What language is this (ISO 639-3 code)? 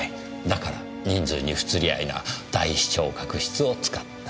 jpn